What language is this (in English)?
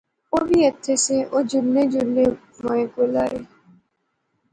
Pahari-Potwari